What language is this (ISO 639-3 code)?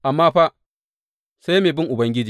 hau